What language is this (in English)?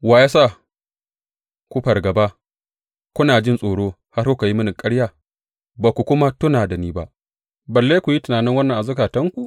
Hausa